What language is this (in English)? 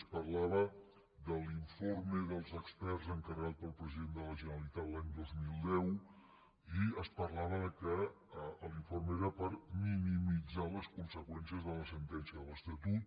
Catalan